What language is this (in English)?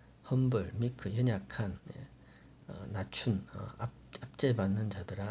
Korean